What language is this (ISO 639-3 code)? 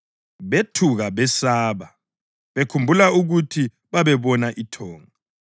nde